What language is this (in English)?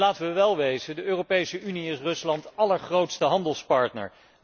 Dutch